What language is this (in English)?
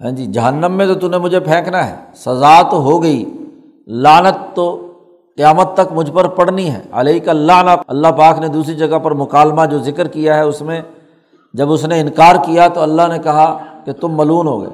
Urdu